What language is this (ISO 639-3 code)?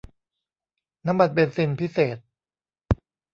tha